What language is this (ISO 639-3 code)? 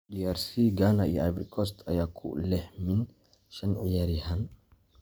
som